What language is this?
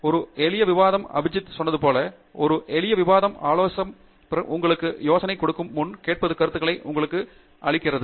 Tamil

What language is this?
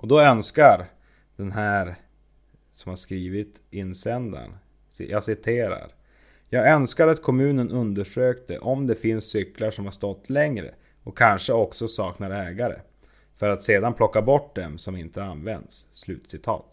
Swedish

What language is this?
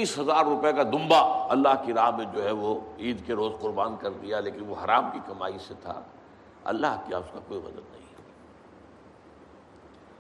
Urdu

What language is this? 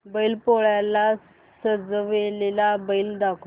Marathi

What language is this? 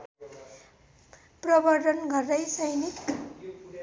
Nepali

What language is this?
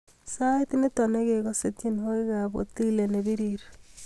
Kalenjin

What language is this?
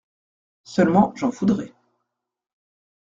French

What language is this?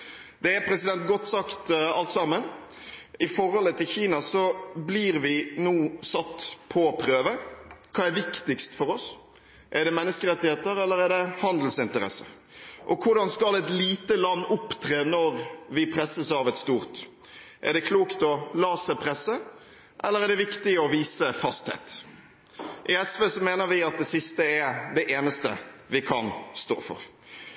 Norwegian Bokmål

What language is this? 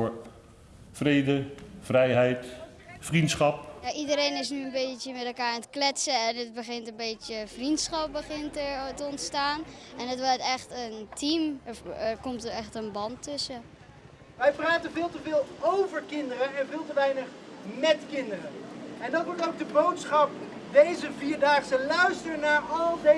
Dutch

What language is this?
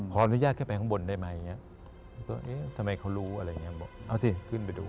Thai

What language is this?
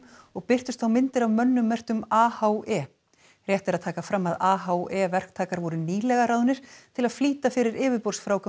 Icelandic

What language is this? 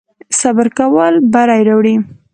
Pashto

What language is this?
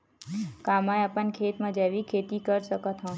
Chhattisgarhi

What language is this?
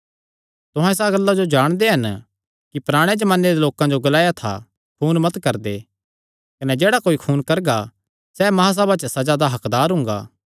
Kangri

